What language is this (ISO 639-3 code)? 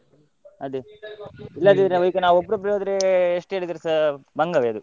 kan